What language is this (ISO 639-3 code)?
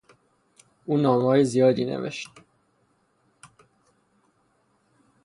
fas